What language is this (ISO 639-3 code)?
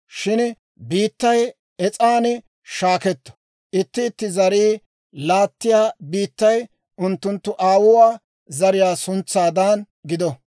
dwr